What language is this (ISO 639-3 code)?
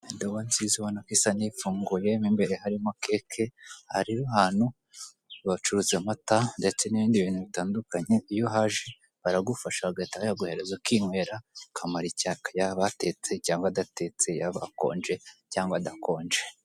kin